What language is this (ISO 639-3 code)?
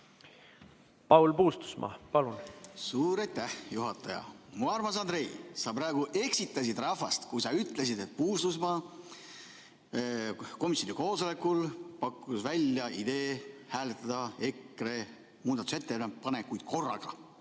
est